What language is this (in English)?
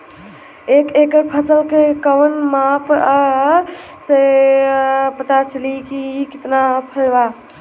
Bhojpuri